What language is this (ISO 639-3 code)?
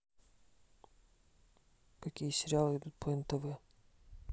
rus